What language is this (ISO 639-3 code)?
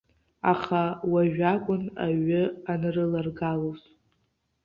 abk